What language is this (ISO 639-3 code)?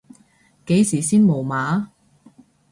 yue